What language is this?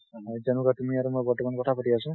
Assamese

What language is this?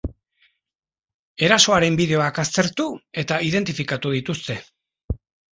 Basque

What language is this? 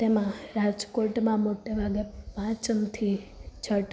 Gujarati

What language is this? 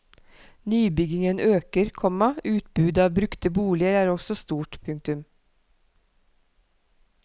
Norwegian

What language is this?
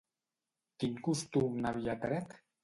Catalan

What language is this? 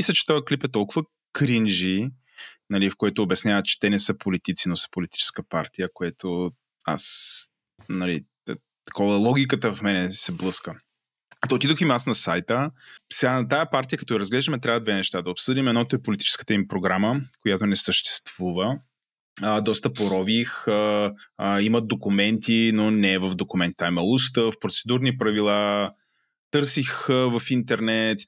Bulgarian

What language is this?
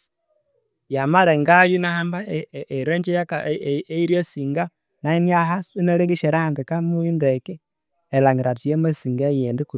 Konzo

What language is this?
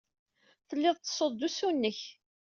Kabyle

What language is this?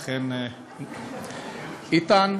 Hebrew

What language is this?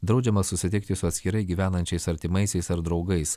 Lithuanian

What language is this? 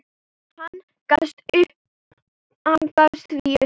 Icelandic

